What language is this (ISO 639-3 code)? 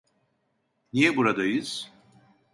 tur